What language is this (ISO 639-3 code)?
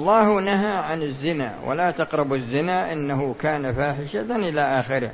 ara